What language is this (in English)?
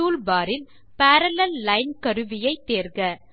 Tamil